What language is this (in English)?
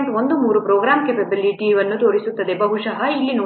Kannada